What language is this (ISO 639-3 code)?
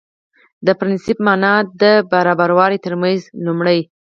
pus